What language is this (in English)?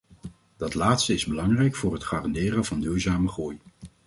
Dutch